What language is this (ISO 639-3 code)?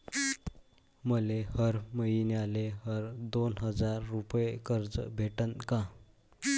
mar